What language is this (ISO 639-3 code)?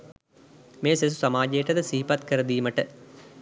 sin